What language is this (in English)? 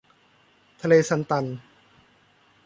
Thai